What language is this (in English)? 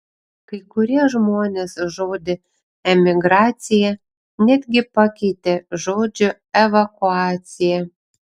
Lithuanian